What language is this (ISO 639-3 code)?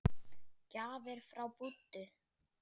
isl